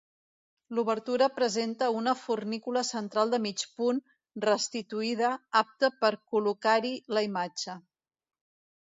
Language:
Catalan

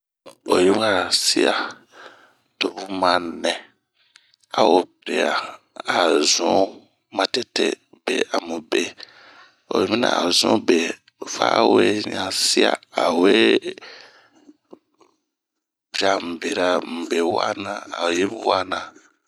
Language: Bomu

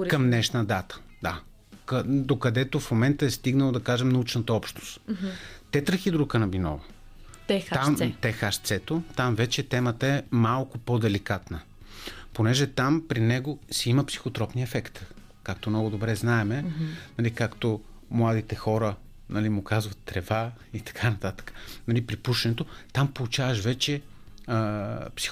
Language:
Bulgarian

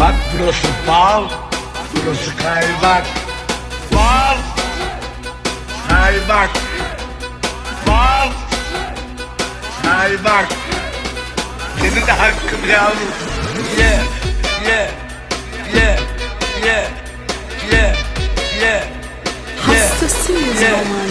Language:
Portuguese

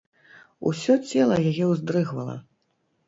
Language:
Belarusian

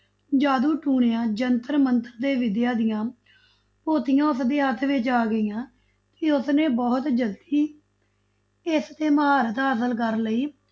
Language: Punjabi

